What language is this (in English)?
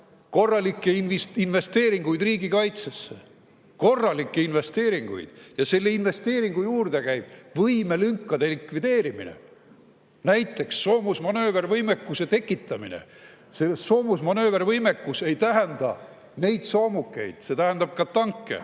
Estonian